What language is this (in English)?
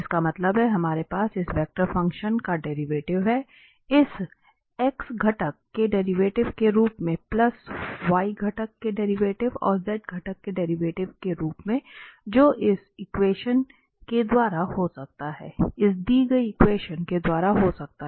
Hindi